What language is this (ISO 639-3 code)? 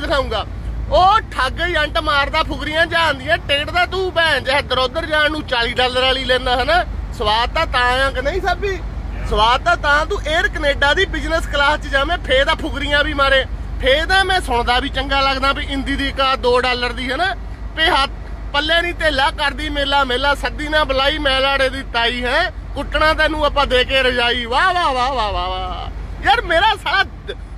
hin